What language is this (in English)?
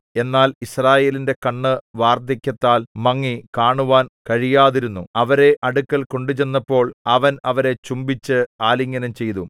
Malayalam